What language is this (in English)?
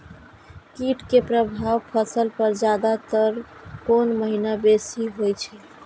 Maithili